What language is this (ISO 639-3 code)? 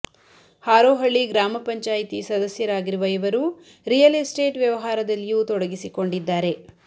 kan